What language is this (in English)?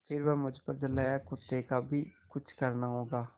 Hindi